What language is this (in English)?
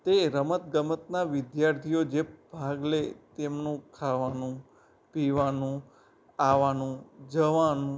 Gujarati